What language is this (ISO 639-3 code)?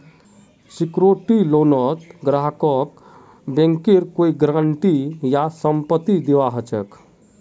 mag